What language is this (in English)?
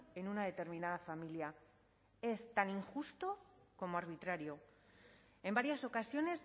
Spanish